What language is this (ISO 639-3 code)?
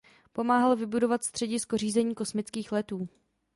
ces